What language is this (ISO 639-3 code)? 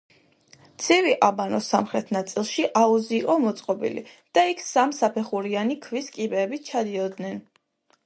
kat